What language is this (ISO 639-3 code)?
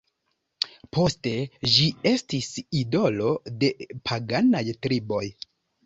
epo